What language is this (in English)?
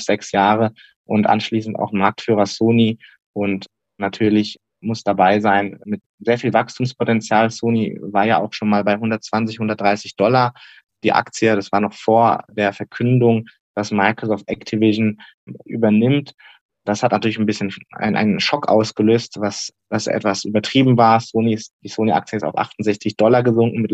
German